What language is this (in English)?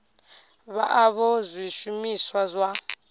Venda